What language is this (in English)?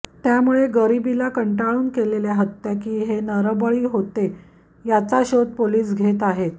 Marathi